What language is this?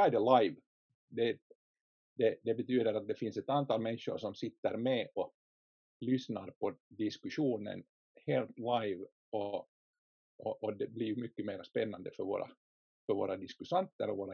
Swedish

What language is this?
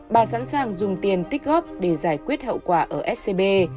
Vietnamese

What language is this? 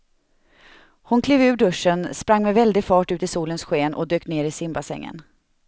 Swedish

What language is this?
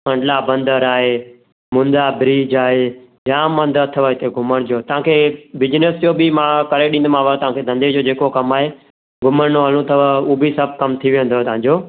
Sindhi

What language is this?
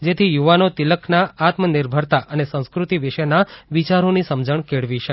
Gujarati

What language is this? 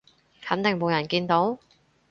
Cantonese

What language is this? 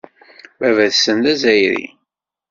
Kabyle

